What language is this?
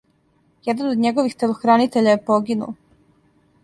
Serbian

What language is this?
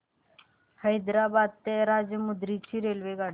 Marathi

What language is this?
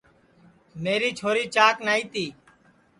Sansi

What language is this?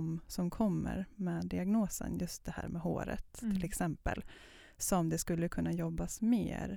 Swedish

